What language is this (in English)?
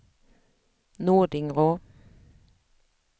Swedish